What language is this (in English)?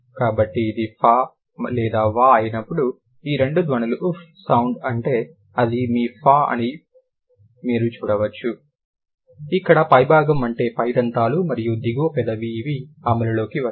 Telugu